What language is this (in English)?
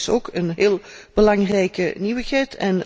Dutch